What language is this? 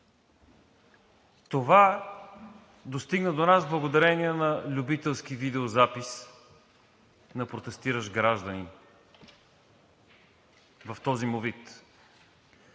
Bulgarian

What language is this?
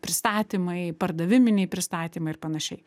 Lithuanian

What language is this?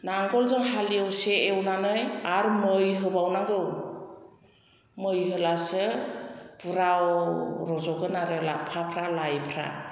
Bodo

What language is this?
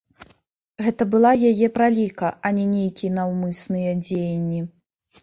Belarusian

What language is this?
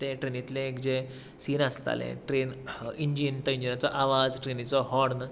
Konkani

